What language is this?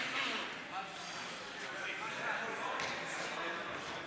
Hebrew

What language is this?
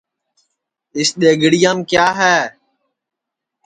Sansi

